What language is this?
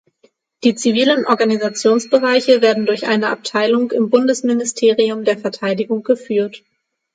German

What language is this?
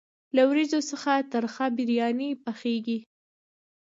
Pashto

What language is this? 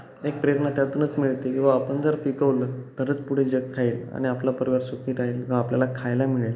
Marathi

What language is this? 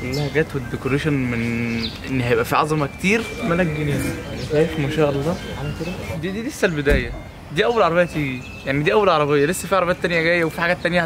Arabic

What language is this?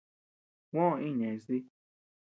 Tepeuxila Cuicatec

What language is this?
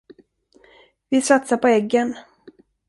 Swedish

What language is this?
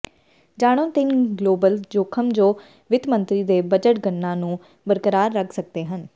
Punjabi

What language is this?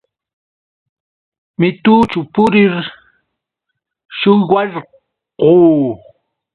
Yauyos Quechua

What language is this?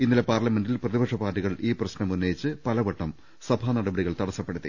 Malayalam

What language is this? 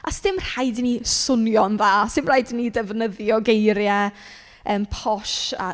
Welsh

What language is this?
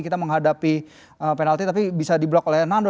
Indonesian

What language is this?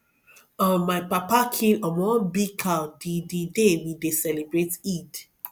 Nigerian Pidgin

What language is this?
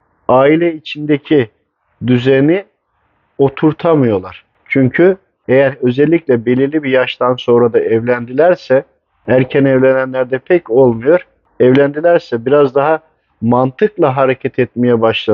Turkish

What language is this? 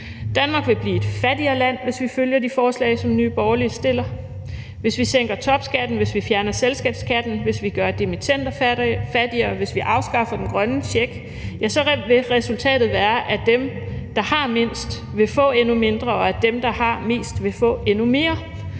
Danish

